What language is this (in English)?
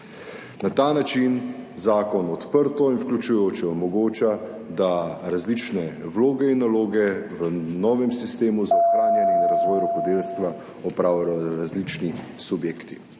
Slovenian